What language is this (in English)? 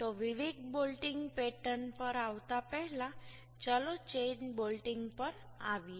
Gujarati